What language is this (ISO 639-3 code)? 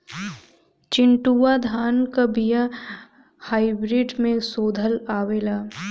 bho